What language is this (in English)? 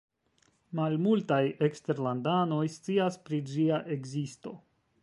Esperanto